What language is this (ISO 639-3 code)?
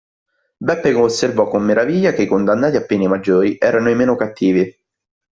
ita